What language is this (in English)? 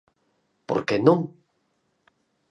Galician